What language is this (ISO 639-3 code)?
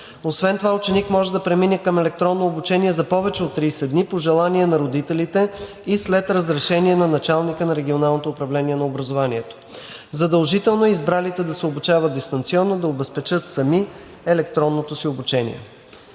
bul